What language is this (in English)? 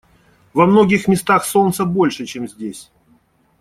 Russian